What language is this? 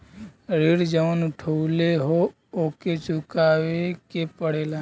Bhojpuri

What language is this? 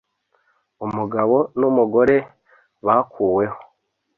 Kinyarwanda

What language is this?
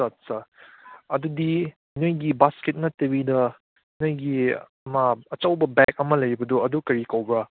Manipuri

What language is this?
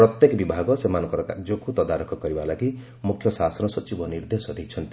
Odia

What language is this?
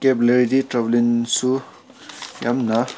Manipuri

